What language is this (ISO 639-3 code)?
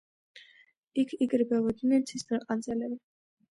kat